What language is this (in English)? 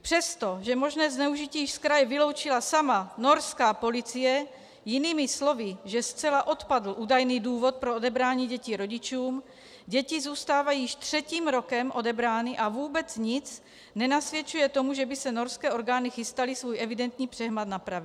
Czech